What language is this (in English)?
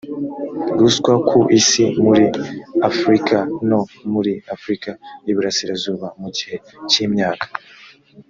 Kinyarwanda